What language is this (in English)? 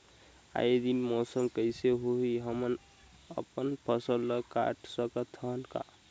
Chhattisgarhi